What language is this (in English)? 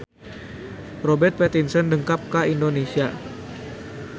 Sundanese